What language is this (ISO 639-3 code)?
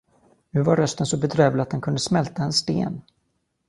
swe